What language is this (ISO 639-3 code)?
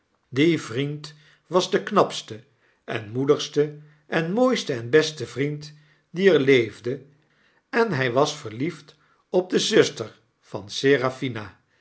nld